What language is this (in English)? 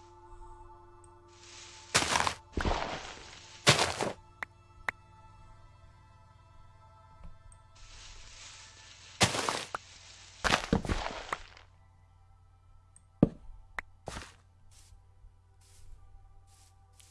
Russian